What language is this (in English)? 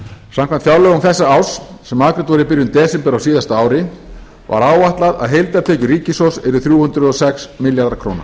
Icelandic